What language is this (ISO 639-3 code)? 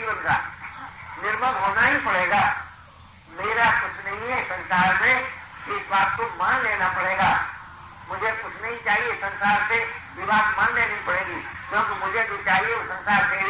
hin